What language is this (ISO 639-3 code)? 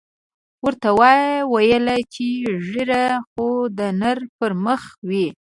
pus